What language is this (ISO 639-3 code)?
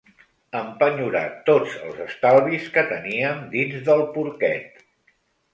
cat